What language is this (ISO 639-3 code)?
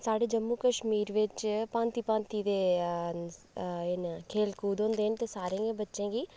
doi